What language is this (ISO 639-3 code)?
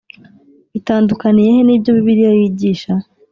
kin